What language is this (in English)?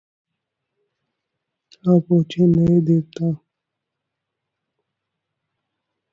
Hindi